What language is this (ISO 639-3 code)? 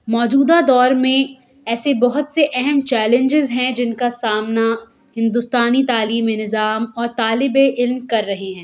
urd